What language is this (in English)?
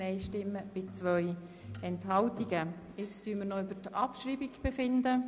Swiss German